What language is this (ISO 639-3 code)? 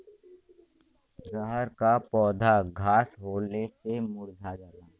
bho